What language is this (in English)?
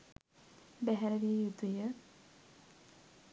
Sinhala